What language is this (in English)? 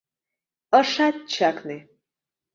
Mari